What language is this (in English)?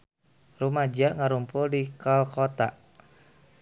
Sundanese